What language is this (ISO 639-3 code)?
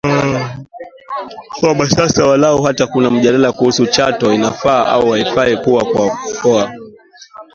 swa